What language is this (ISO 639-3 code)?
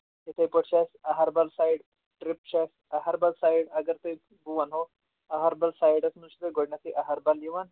kas